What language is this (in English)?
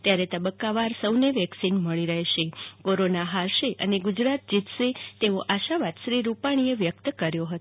Gujarati